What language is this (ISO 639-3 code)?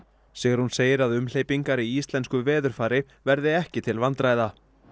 isl